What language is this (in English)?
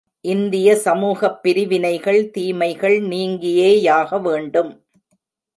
Tamil